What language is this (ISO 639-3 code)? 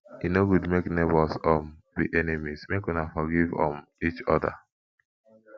pcm